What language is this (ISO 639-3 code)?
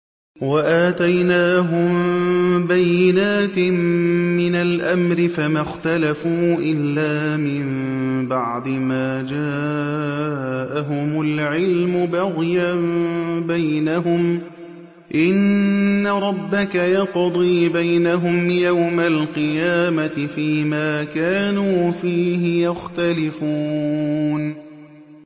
ara